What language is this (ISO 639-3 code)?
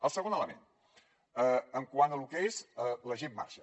cat